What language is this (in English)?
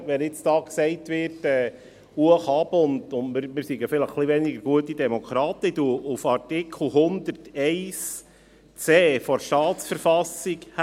Swiss German